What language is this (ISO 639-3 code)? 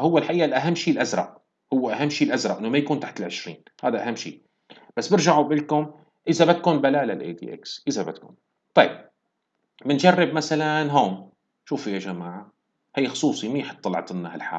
ara